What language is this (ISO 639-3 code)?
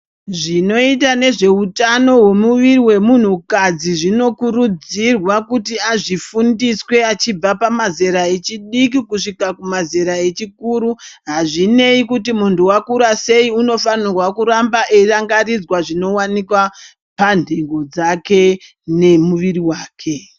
ndc